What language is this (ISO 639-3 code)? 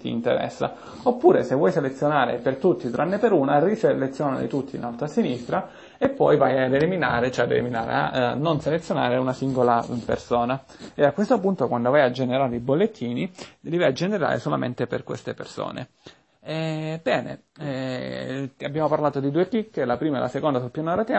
ita